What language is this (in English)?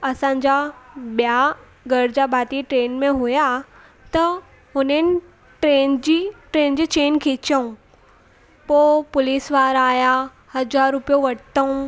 Sindhi